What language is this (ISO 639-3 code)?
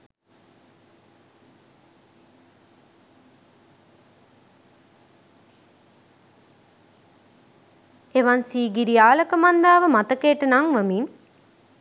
sin